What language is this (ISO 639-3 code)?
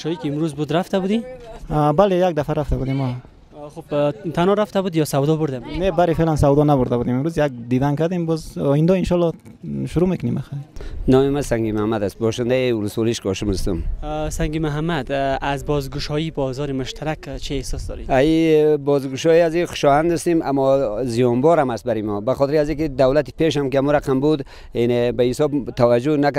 fas